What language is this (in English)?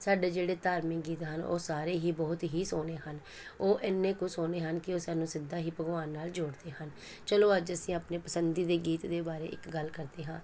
Punjabi